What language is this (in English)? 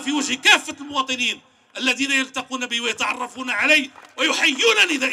Arabic